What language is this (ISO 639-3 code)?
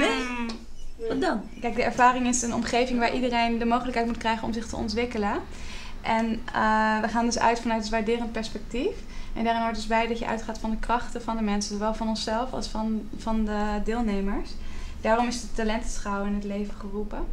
nld